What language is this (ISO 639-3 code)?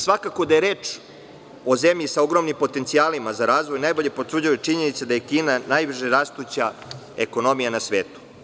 srp